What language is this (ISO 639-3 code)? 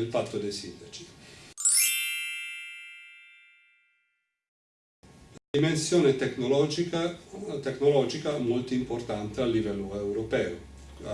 ita